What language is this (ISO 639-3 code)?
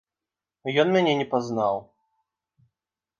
bel